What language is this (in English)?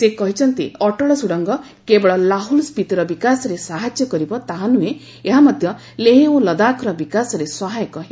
Odia